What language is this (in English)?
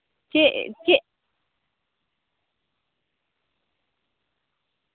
Santali